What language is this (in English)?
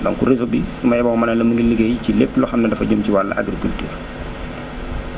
Wolof